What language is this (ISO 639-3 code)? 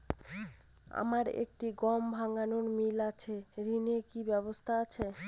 ben